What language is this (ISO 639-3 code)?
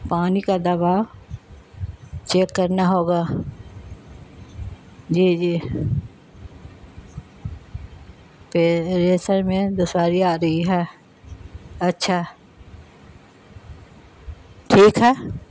urd